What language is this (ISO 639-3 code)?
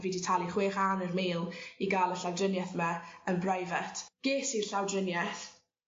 cym